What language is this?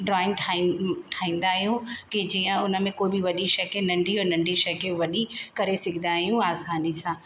Sindhi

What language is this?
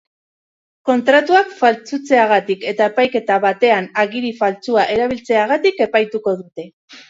Basque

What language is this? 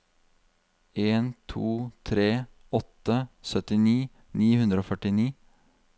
Norwegian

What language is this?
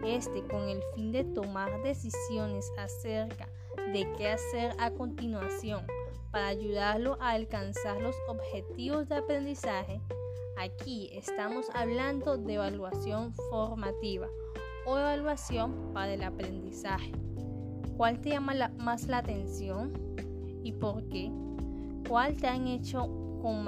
Spanish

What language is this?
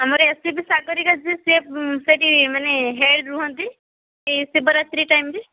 Odia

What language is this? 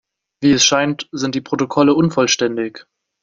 German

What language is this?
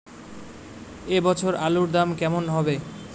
Bangla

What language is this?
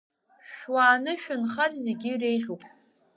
Abkhazian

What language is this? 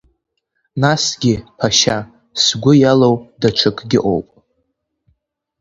Abkhazian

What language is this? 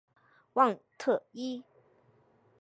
Chinese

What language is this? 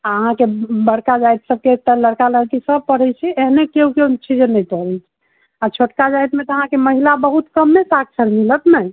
Maithili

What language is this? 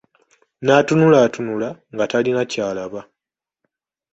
Ganda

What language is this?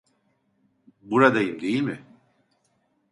Turkish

